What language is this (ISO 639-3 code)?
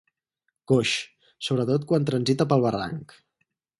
cat